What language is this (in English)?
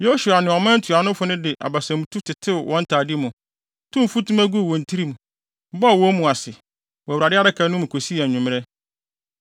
Akan